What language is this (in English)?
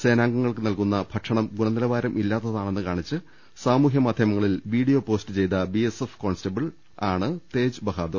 Malayalam